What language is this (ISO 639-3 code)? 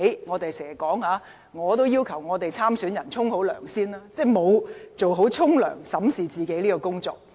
yue